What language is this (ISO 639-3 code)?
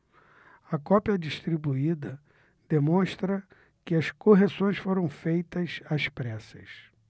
por